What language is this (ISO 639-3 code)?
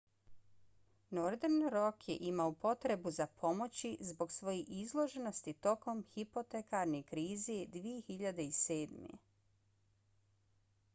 bos